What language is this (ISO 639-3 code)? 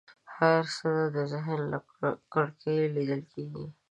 pus